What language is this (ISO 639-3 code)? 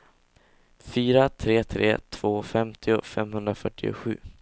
swe